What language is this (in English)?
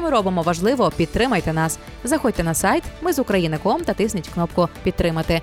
Ukrainian